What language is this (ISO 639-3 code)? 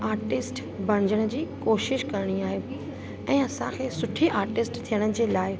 snd